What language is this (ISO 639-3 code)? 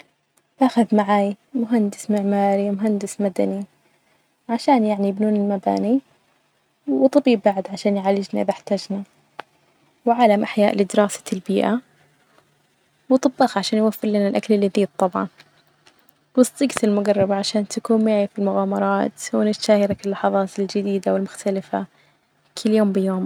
ars